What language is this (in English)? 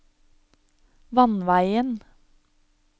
Norwegian